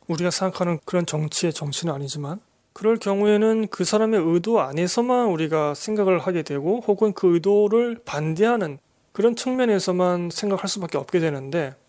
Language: Korean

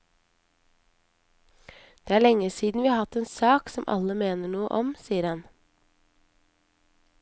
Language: Norwegian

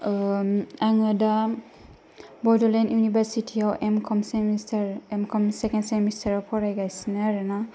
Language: Bodo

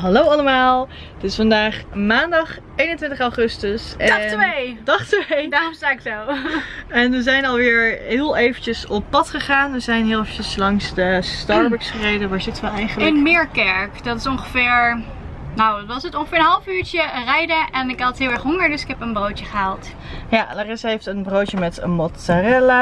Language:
Dutch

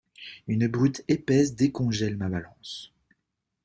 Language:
French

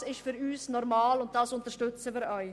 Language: Swiss German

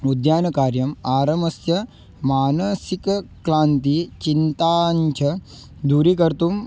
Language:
Sanskrit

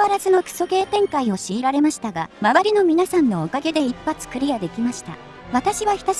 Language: Japanese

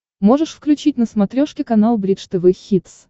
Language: Russian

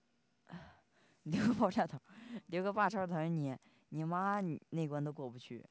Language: Chinese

